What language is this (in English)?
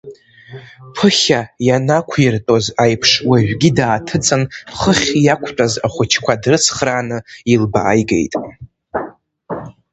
Abkhazian